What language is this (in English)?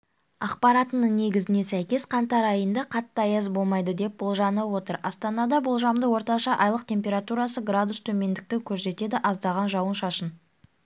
Kazakh